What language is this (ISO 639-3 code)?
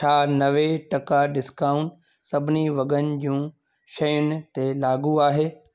snd